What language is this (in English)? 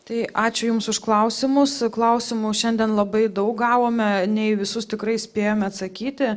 Lithuanian